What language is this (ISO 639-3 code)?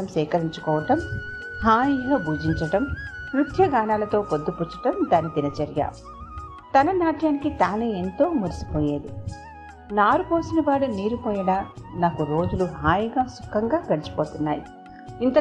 tel